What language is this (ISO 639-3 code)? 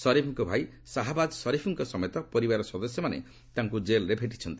ori